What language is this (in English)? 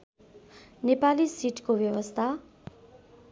Nepali